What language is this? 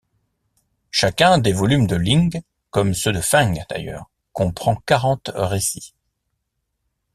French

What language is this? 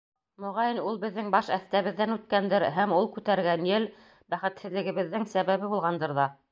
Bashkir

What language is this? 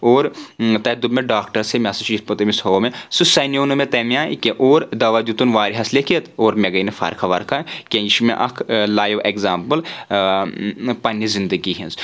Kashmiri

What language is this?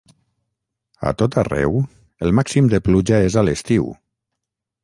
Catalan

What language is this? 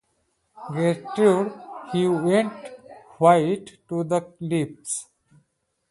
English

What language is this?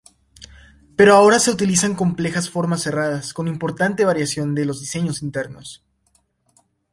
Spanish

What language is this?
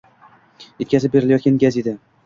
Uzbek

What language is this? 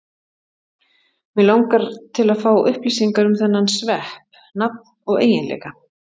Icelandic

